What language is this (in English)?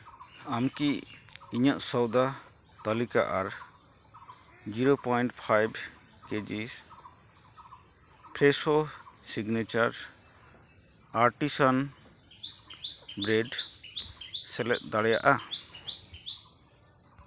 Santali